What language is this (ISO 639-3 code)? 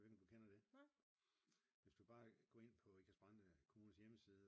dan